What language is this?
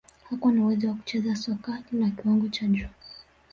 Swahili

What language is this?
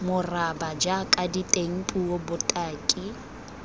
Tswana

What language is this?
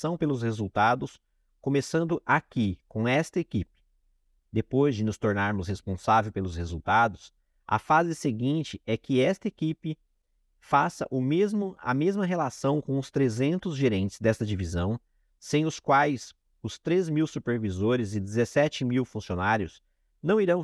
Portuguese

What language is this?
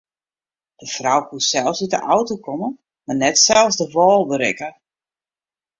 Western Frisian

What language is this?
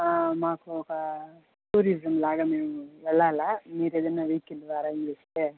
Telugu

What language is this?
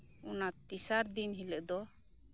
Santali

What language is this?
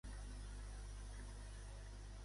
Catalan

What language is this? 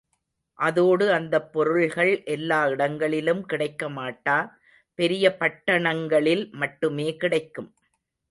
Tamil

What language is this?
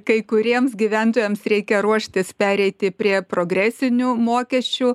Lithuanian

